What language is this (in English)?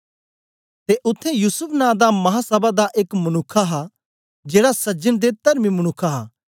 Dogri